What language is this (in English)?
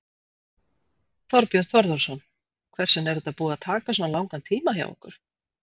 Icelandic